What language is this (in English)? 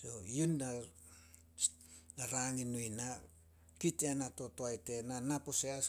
Solos